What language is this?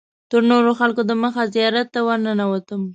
Pashto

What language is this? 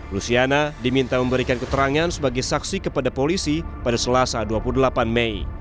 Indonesian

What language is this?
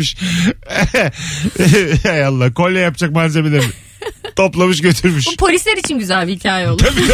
Turkish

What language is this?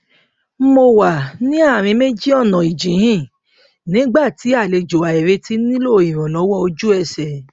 Yoruba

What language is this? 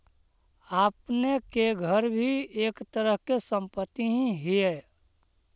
Magahi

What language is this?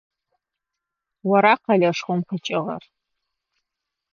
Adyghe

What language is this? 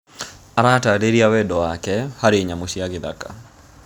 Kikuyu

